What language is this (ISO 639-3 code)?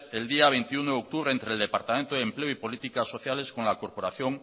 spa